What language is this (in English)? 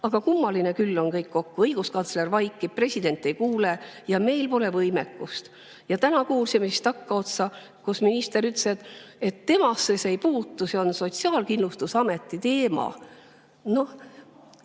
Estonian